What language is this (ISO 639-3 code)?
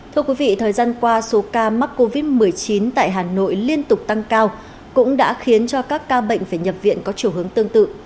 vie